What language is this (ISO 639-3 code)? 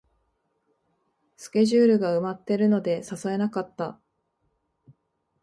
jpn